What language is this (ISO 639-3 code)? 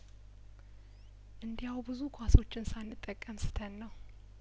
amh